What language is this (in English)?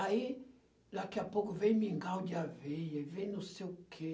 Portuguese